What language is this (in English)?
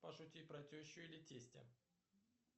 Russian